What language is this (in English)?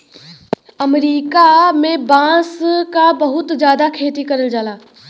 Bhojpuri